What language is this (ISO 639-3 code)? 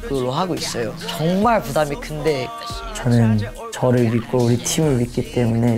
kor